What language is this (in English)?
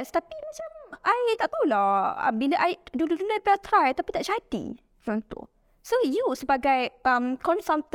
Malay